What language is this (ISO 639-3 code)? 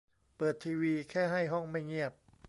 tha